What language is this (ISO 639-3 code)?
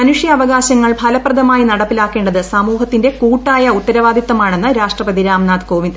mal